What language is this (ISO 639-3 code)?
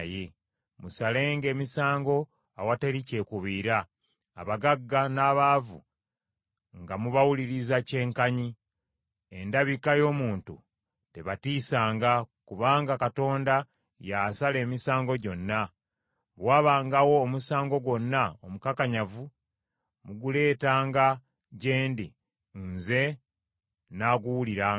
lug